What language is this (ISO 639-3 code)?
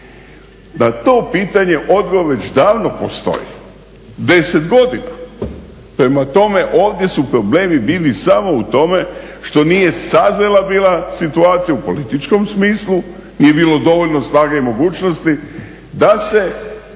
hrv